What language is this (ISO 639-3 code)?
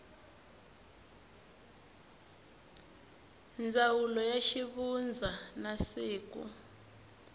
tso